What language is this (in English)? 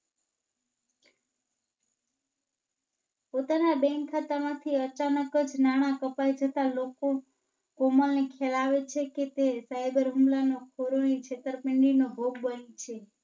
Gujarati